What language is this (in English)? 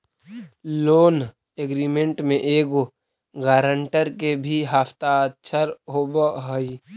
Magahi